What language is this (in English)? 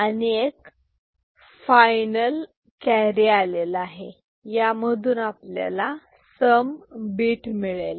Marathi